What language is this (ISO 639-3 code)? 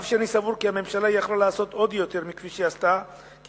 heb